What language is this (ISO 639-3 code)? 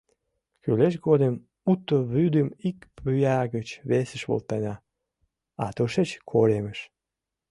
chm